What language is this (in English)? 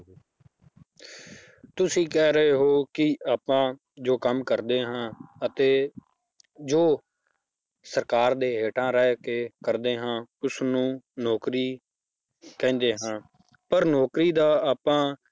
Punjabi